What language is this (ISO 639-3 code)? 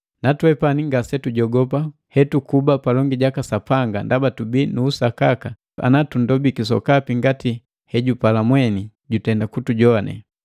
mgv